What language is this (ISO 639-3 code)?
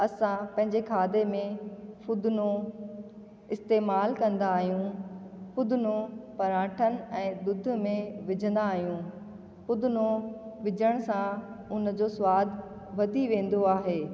snd